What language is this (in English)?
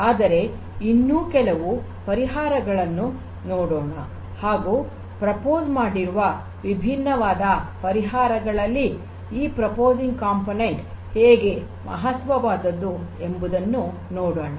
Kannada